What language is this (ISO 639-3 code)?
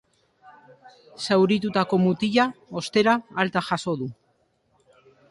eus